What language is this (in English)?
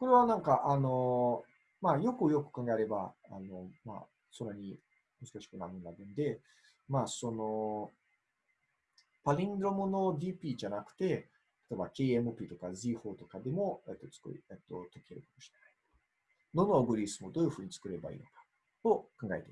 Japanese